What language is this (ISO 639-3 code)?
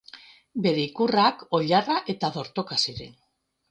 eus